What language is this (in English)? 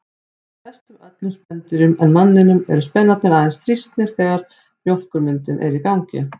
Icelandic